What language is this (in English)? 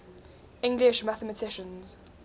English